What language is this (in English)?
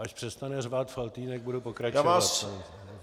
Czech